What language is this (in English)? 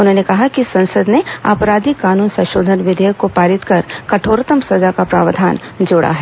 Hindi